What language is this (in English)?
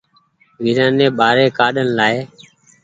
Goaria